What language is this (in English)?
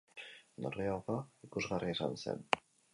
Basque